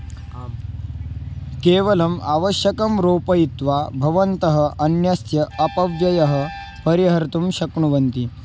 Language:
Sanskrit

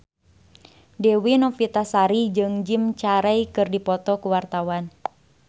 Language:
Sundanese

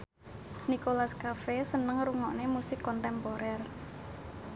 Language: Javanese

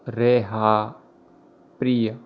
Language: Gujarati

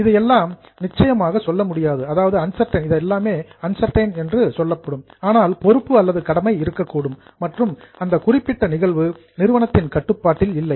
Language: Tamil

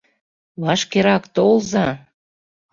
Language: Mari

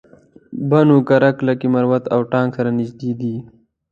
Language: Pashto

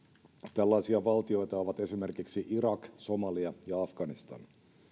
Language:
Finnish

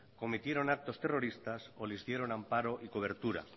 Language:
Spanish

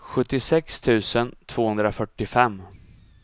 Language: Swedish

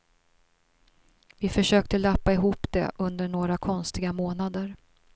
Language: Swedish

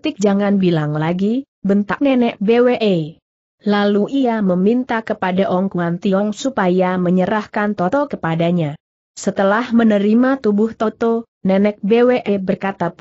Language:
Indonesian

